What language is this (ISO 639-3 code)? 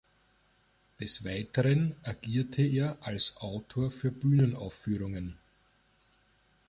deu